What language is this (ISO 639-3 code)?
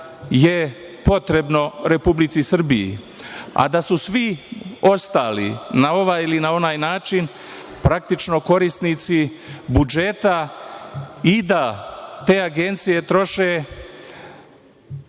srp